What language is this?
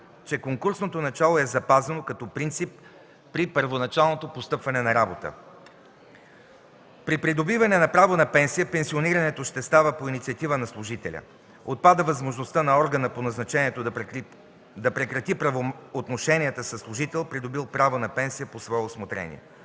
Bulgarian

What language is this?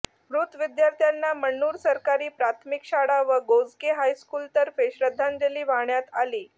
Marathi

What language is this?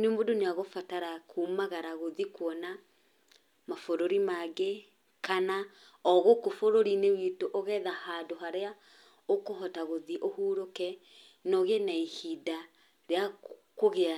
Kikuyu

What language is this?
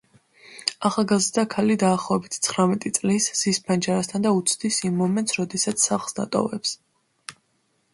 Georgian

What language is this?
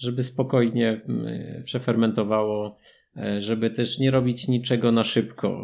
Polish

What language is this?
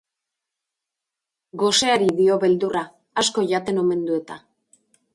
Basque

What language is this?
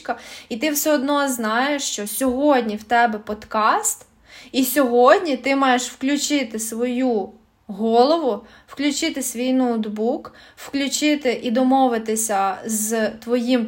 Ukrainian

